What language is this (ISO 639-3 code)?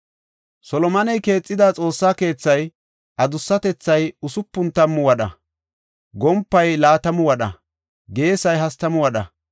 gof